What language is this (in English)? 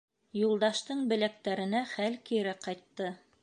Bashkir